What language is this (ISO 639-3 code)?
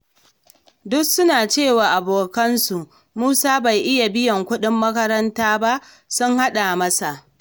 hau